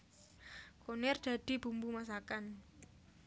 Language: Javanese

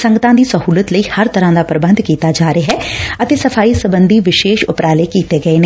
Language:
Punjabi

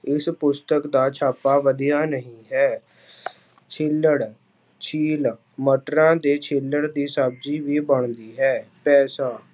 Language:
Punjabi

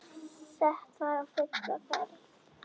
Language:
Icelandic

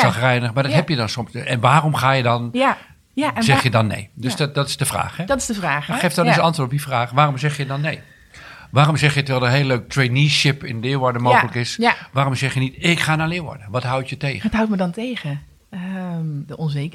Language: Dutch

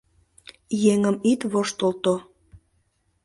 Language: Mari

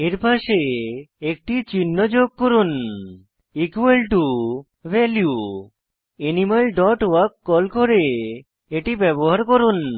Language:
Bangla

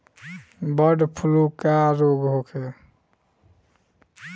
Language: Bhojpuri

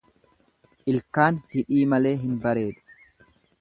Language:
Oromo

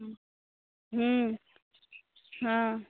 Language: Maithili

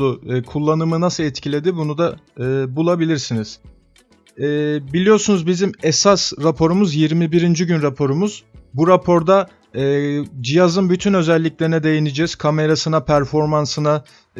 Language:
Turkish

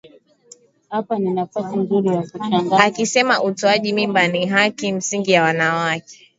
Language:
Swahili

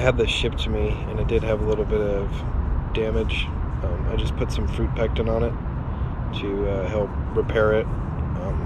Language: English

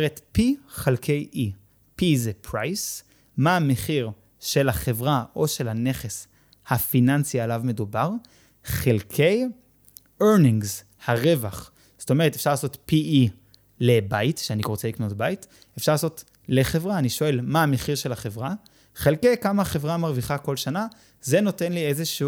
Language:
Hebrew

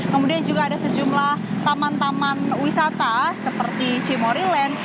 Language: Indonesian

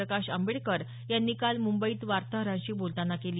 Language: Marathi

